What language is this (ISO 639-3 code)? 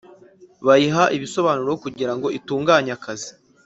kin